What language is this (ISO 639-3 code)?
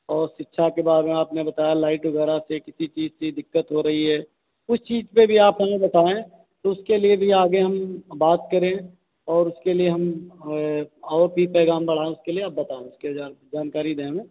hin